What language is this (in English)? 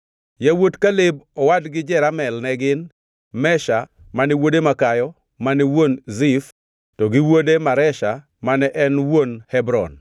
Luo (Kenya and Tanzania)